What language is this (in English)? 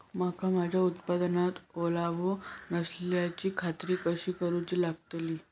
Marathi